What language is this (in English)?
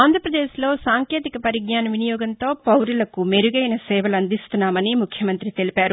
Telugu